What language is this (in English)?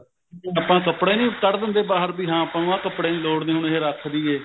Punjabi